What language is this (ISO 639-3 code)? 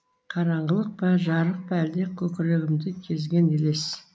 kaz